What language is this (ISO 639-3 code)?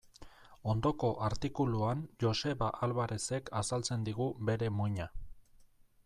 eus